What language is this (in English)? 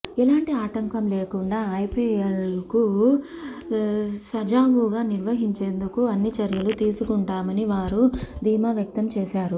Telugu